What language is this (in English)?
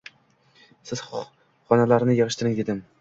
Uzbek